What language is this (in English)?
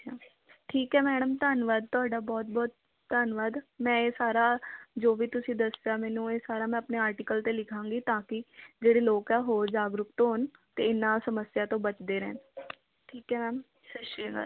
Punjabi